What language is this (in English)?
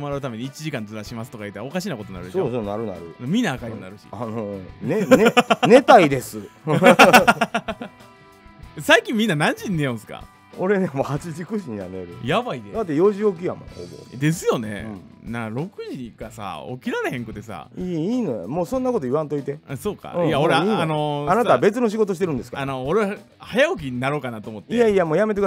Japanese